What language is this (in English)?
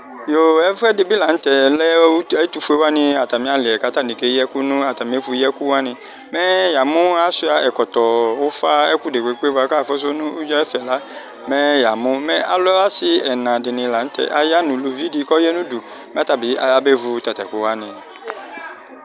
Ikposo